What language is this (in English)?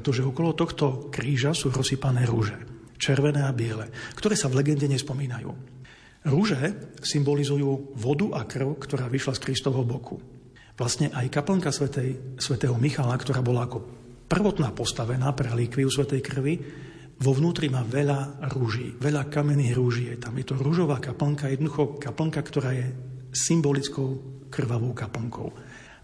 Slovak